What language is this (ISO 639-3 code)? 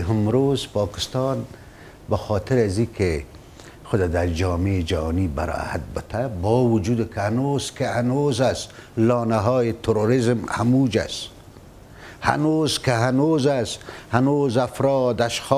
fas